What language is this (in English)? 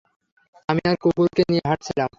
Bangla